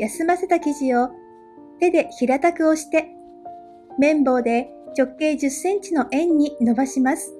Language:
Japanese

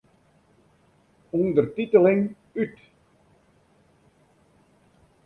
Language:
Western Frisian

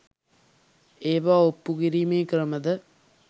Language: Sinhala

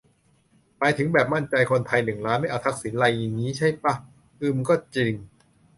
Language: Thai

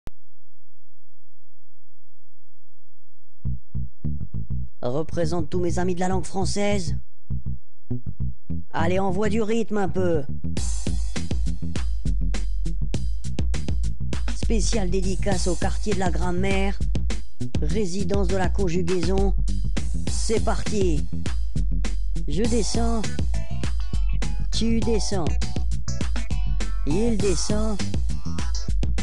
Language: French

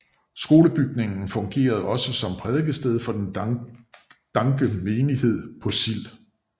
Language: Danish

